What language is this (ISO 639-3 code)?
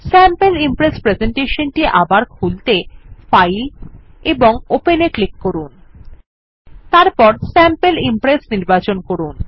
ben